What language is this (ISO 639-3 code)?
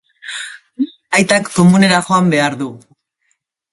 eus